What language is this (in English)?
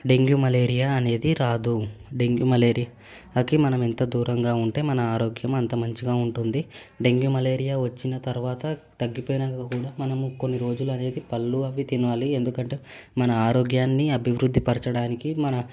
Telugu